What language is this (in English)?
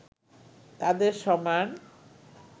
Bangla